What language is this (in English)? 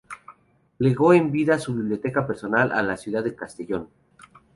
Spanish